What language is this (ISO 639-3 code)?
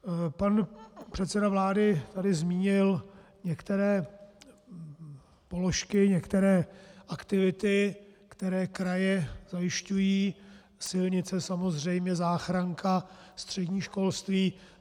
ces